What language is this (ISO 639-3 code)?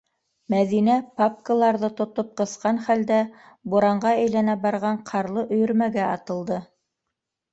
bak